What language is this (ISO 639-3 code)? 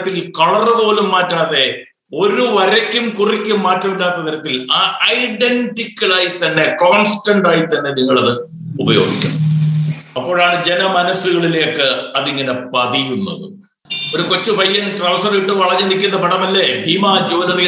mal